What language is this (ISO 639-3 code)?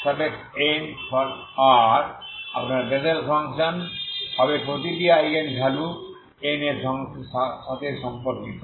ben